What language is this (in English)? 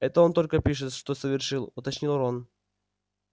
Russian